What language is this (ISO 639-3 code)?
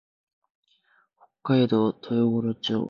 jpn